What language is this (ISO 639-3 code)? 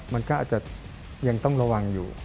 tha